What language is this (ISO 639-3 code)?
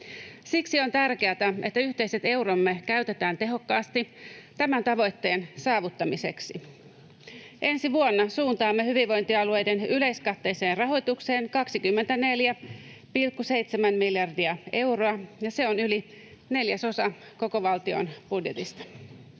fin